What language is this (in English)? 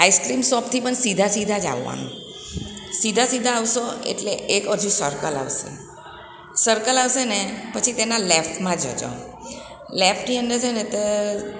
Gujarati